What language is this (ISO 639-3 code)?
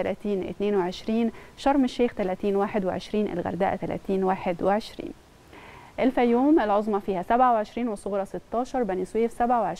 ara